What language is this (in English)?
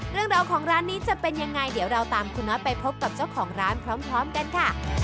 Thai